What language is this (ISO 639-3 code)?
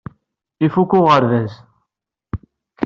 kab